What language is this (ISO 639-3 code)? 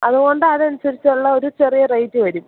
mal